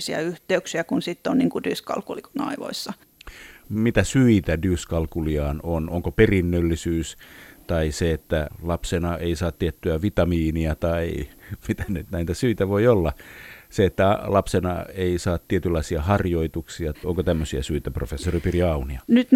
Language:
Finnish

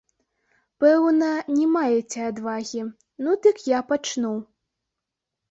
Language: Belarusian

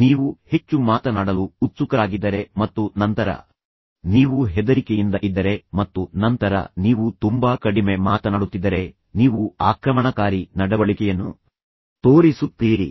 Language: Kannada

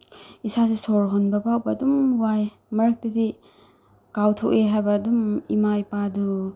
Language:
Manipuri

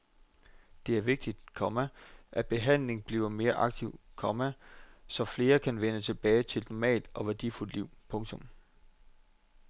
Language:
Danish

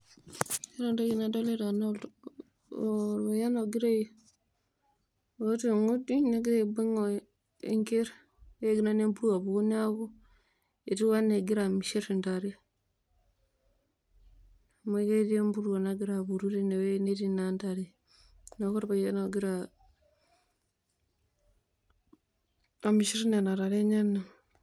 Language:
Masai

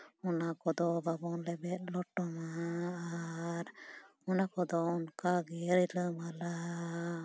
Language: Santali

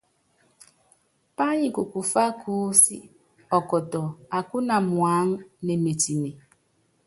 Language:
Yangben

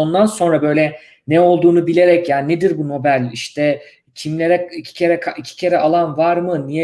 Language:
Turkish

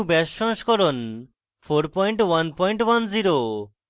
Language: Bangla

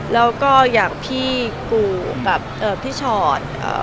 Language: Thai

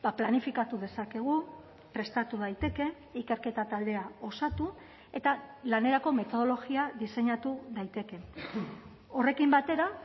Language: Basque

